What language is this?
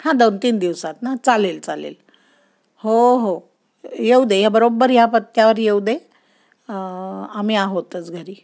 Marathi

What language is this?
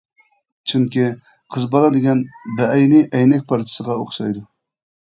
Uyghur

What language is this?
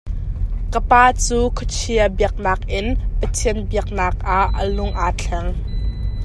Hakha Chin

